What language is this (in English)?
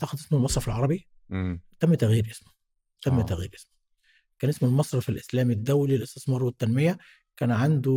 Arabic